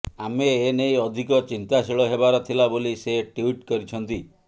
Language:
Odia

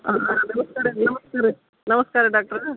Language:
Kannada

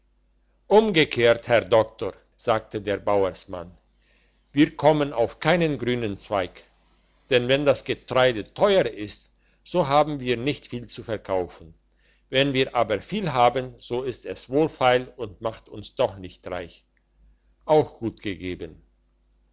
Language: German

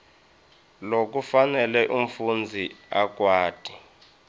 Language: Swati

